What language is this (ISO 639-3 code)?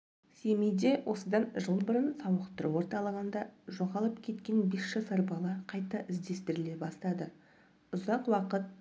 kaz